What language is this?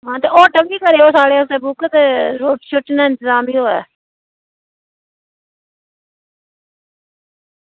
Dogri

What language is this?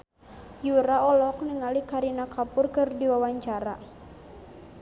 Sundanese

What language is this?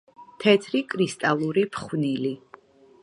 Georgian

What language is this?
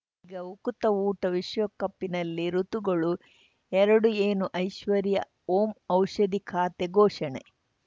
Kannada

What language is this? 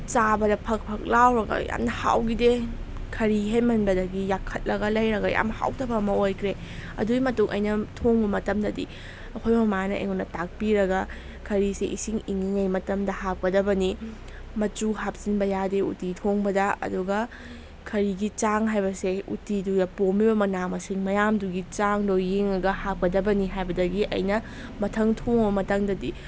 Manipuri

